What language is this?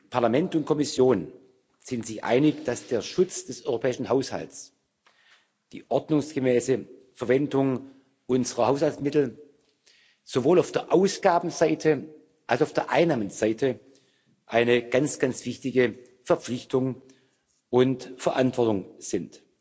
German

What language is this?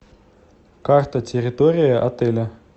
Russian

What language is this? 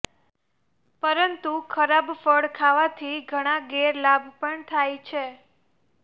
Gujarati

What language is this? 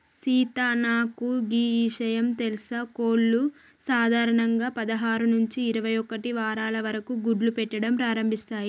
Telugu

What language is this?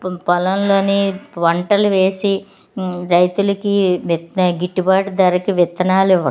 Telugu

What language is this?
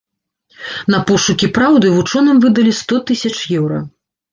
Belarusian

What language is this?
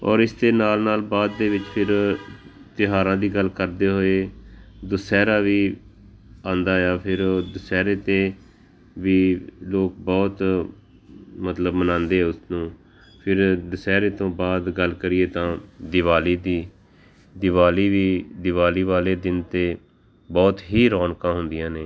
Punjabi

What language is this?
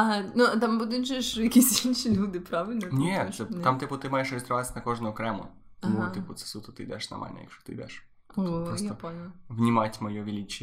Ukrainian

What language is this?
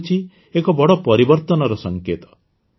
Odia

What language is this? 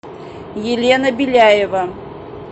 Russian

